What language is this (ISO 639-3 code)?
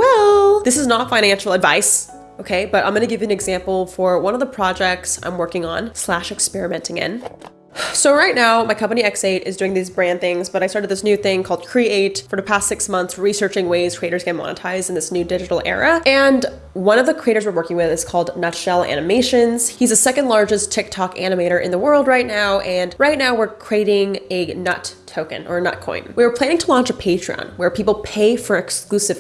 eng